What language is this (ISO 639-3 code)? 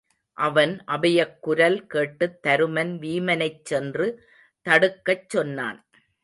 tam